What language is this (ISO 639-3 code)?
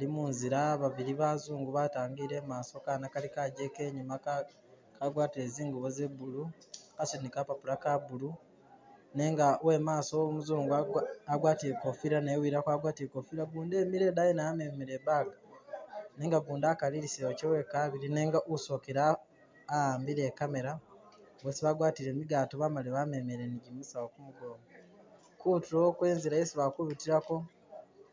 myx